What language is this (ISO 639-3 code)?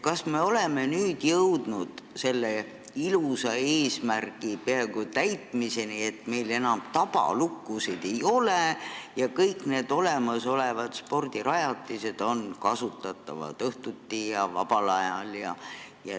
est